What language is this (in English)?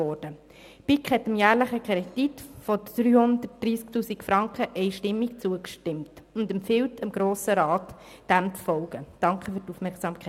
Swiss German